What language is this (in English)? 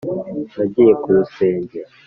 Kinyarwanda